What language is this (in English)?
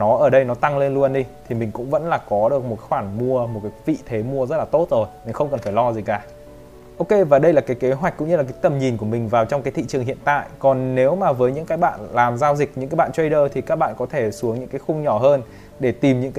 Vietnamese